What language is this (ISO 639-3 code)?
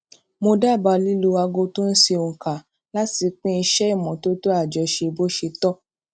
yor